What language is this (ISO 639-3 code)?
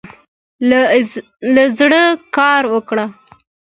pus